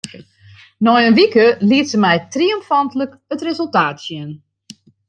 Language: Western Frisian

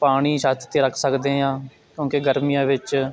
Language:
Punjabi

